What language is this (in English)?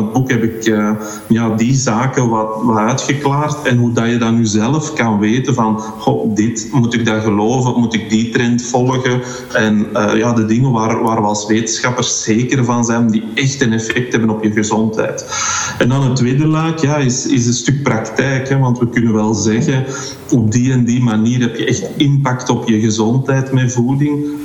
Dutch